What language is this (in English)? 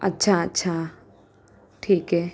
Marathi